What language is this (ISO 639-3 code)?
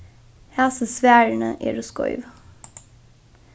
fao